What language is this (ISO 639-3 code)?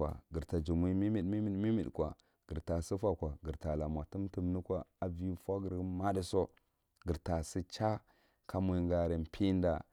mrt